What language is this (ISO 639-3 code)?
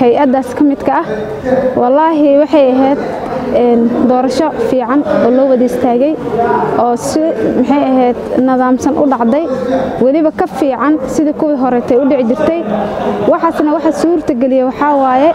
ara